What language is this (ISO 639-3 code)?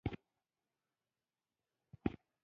pus